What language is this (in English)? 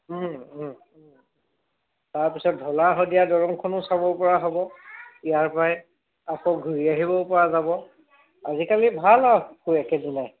Assamese